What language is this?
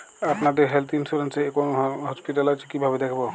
Bangla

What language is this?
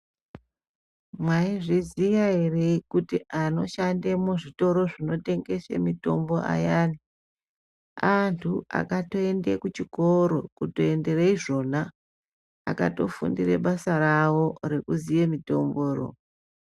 Ndau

